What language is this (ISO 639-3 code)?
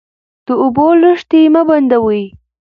pus